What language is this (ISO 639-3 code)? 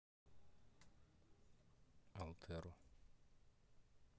rus